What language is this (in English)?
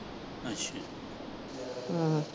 Punjabi